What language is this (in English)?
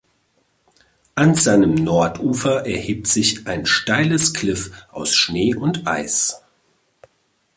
German